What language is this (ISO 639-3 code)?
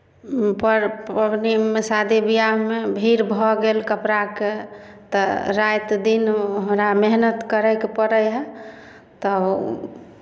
mai